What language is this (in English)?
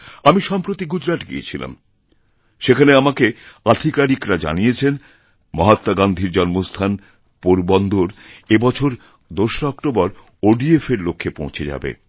Bangla